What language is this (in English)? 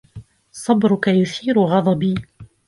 Arabic